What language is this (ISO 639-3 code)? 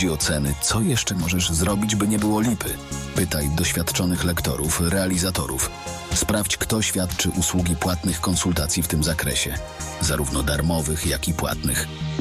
pol